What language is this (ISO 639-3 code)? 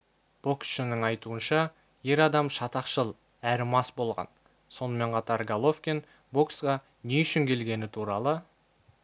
kaz